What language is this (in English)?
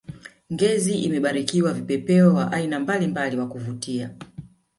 Swahili